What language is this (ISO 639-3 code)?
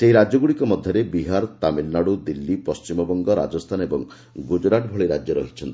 ori